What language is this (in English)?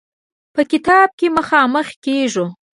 Pashto